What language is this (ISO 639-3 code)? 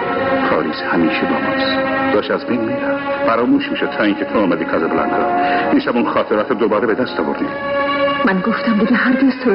fas